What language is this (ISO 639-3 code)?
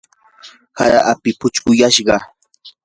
qur